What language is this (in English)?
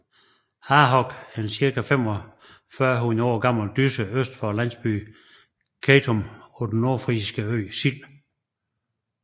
Danish